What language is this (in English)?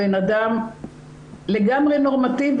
Hebrew